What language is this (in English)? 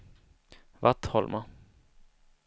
Swedish